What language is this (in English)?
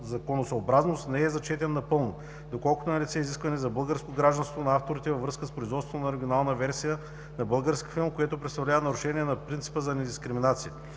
Bulgarian